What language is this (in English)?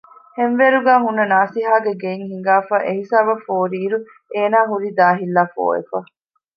Divehi